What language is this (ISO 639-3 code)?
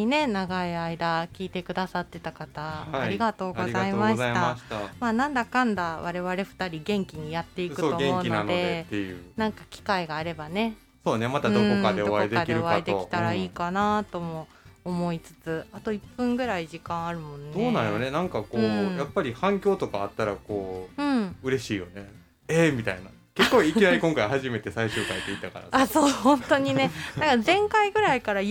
jpn